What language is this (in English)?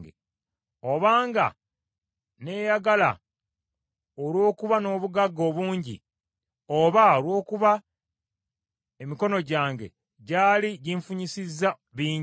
Ganda